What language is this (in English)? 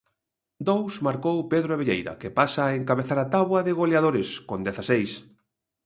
Galician